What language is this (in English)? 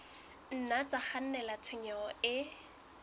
Southern Sotho